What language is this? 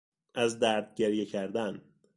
Persian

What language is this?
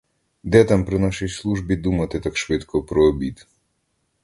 Ukrainian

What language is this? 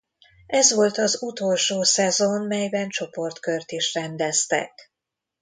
Hungarian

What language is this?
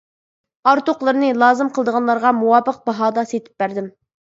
Uyghur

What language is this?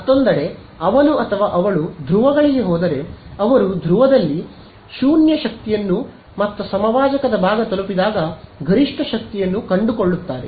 Kannada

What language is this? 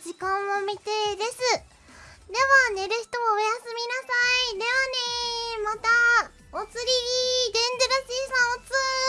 Japanese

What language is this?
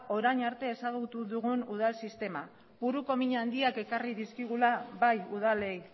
Basque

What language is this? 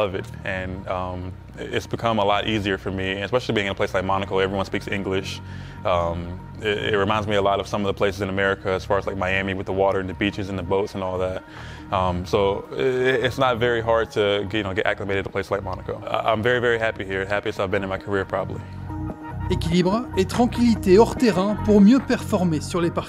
French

